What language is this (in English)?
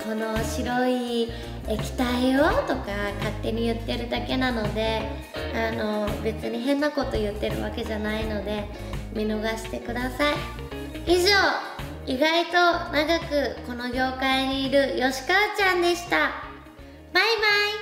Japanese